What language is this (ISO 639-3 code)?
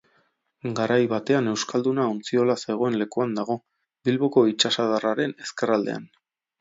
eus